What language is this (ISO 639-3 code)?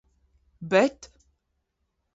lav